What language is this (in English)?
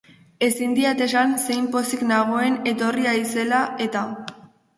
Basque